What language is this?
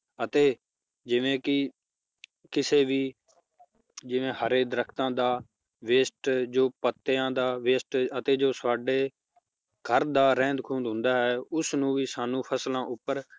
Punjabi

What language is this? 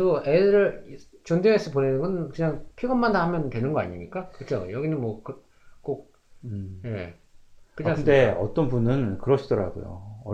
Korean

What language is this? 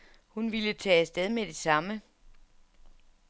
Danish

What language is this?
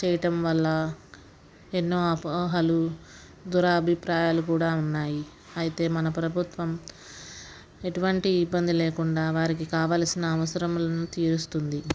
Telugu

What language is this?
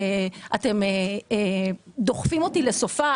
Hebrew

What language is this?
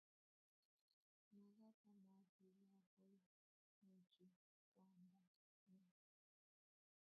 Kalenjin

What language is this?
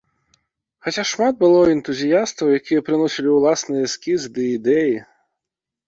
Belarusian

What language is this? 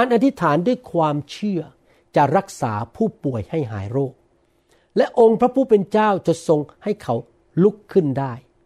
Thai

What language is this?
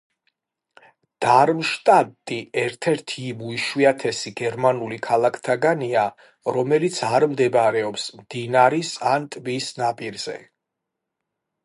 Georgian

